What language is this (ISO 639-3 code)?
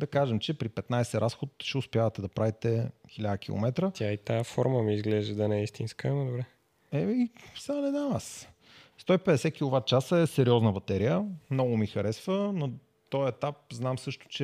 bul